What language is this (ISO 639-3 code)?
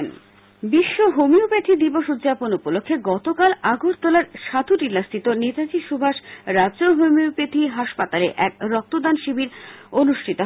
ben